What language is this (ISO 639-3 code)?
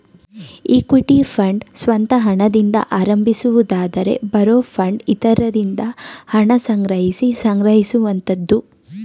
kan